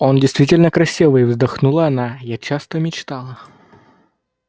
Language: Russian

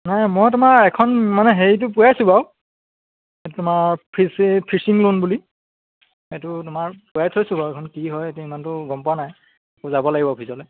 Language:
Assamese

